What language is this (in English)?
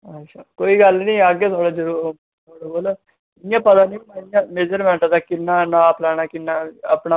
Dogri